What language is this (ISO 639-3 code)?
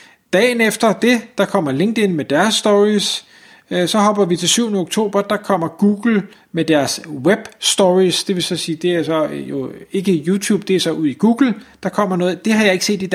dan